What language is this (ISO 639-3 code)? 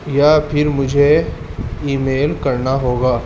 urd